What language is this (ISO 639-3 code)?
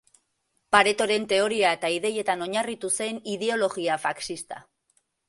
eus